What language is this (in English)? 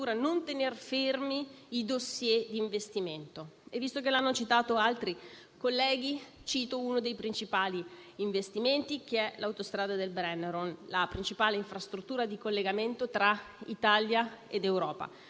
Italian